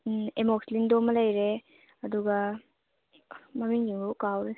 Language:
Manipuri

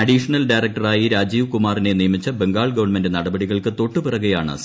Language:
Malayalam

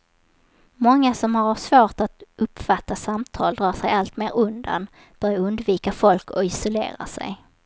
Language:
Swedish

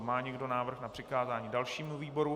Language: Czech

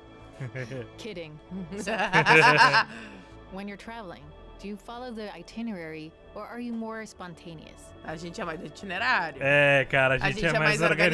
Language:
Portuguese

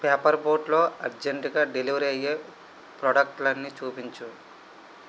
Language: Telugu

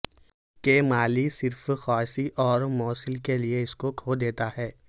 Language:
Urdu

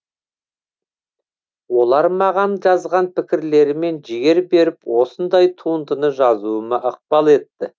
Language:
Kazakh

